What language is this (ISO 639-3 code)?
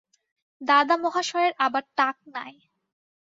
ben